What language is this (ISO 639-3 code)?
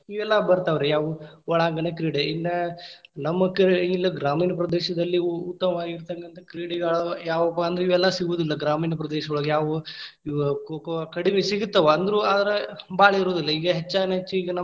kan